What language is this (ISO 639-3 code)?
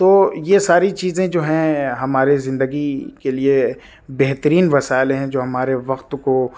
urd